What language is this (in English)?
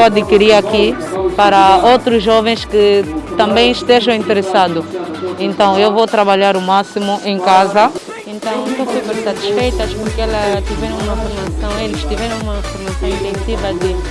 Portuguese